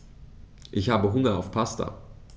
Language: German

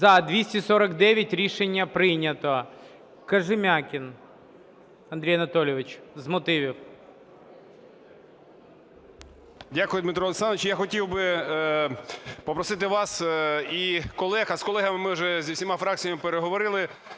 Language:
Ukrainian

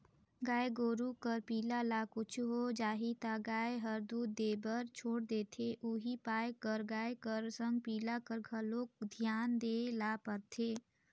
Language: Chhattisgarhi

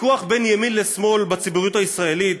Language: Hebrew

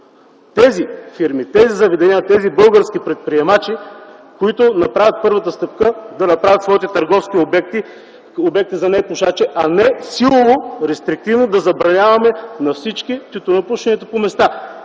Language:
Bulgarian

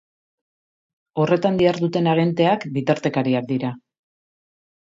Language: Basque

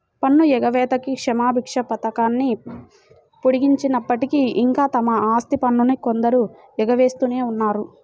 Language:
Telugu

